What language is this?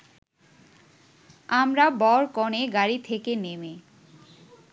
Bangla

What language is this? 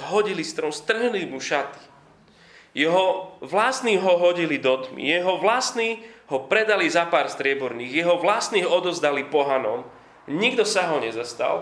Slovak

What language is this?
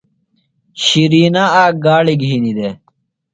Phalura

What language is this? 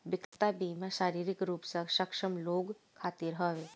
Bhojpuri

